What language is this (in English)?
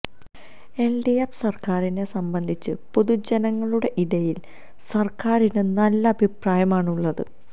Malayalam